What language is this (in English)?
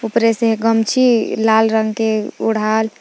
Magahi